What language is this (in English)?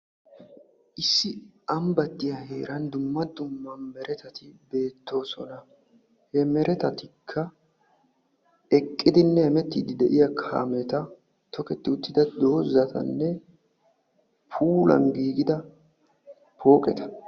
Wolaytta